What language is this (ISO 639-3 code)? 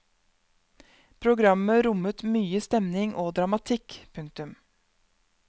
nor